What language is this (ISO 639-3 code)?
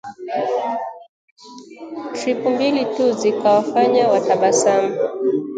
swa